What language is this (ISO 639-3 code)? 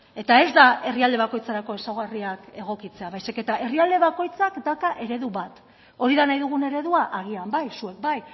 eus